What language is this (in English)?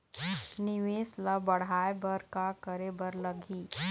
Chhattisgarhi